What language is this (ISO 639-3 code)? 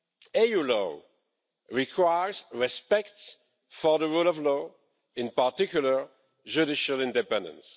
eng